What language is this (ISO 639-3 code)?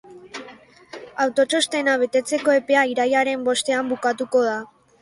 eus